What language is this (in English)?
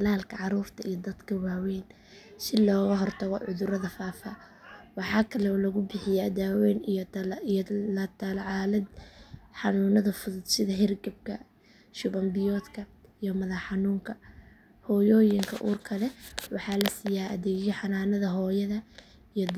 Somali